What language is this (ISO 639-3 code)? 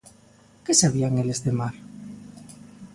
glg